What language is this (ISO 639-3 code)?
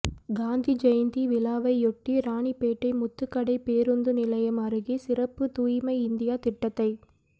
tam